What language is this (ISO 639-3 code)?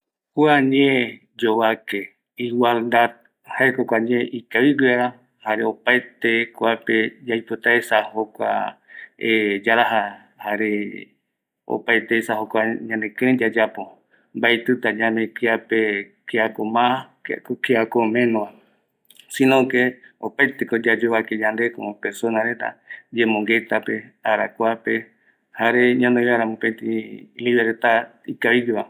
gui